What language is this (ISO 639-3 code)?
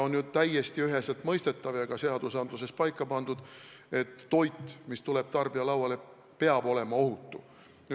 est